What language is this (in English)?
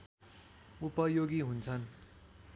Nepali